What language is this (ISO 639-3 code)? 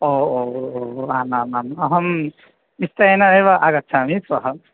san